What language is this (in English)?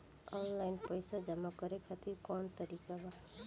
Bhojpuri